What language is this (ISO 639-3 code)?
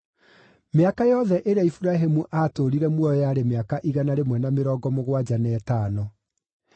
kik